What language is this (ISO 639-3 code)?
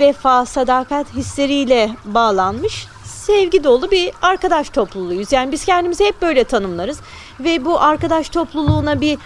tur